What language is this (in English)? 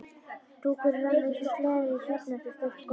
Icelandic